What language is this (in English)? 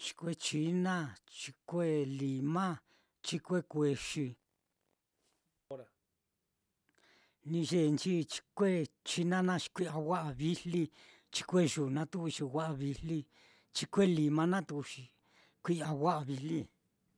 Mitlatongo Mixtec